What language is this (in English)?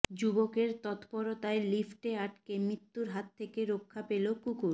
Bangla